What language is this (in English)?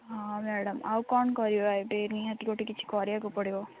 Odia